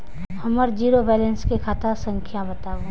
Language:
Maithili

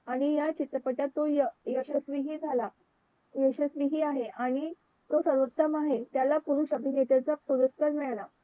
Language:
Marathi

